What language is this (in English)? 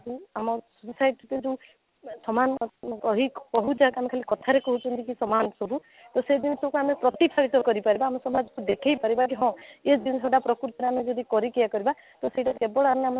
Odia